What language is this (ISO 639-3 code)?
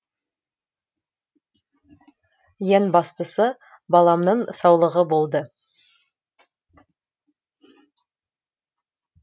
kaz